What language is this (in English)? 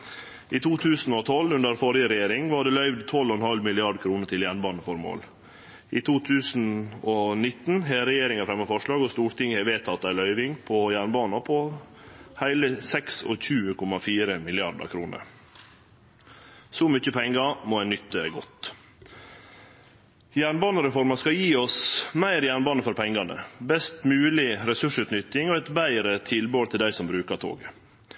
Norwegian Nynorsk